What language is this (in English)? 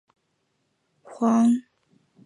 Chinese